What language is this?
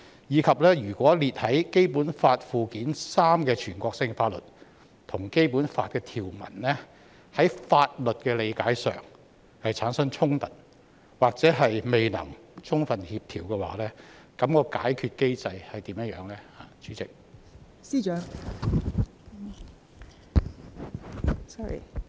Cantonese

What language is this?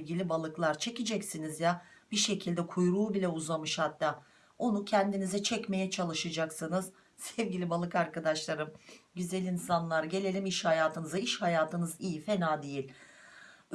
Turkish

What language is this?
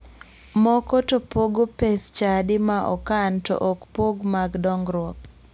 Luo (Kenya and Tanzania)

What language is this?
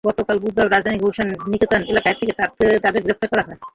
Bangla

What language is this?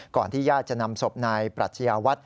Thai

